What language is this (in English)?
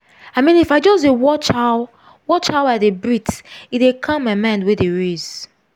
Nigerian Pidgin